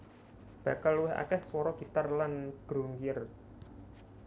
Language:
Javanese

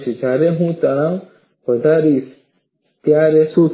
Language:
Gujarati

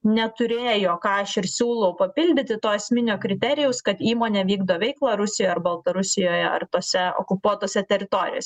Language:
Lithuanian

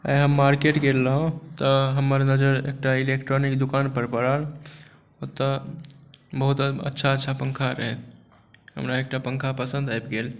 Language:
Maithili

